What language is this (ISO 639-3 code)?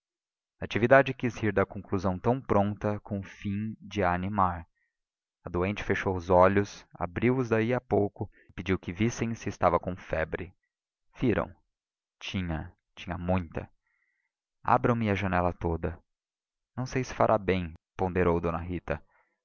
por